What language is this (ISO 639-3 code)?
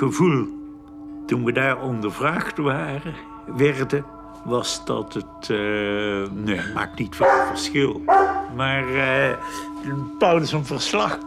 nld